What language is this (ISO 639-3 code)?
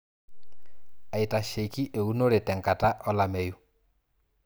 mas